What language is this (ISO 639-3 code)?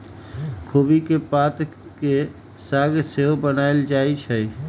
mag